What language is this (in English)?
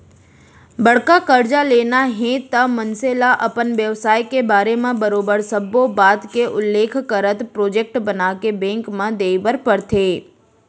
Chhattisgarhi